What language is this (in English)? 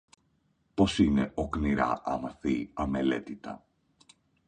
Greek